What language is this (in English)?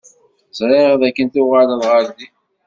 Kabyle